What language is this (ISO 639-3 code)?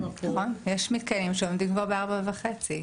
heb